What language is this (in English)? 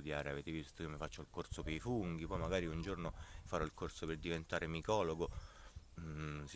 Italian